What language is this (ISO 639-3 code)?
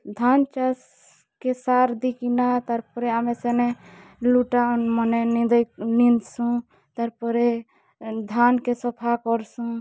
ori